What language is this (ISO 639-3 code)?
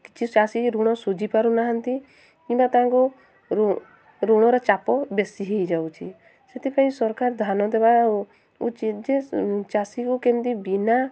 ori